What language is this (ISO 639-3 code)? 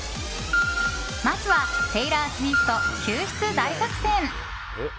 jpn